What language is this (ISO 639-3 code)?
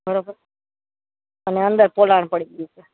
guj